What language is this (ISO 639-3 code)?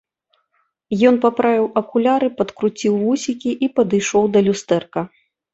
bel